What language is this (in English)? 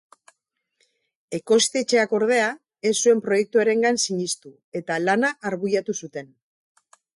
Basque